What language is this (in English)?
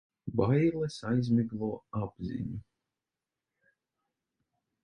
Latvian